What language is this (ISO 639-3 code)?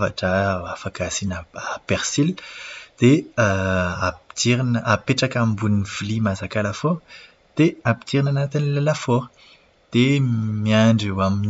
mlg